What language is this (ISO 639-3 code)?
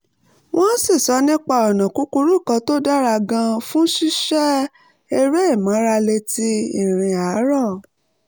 yor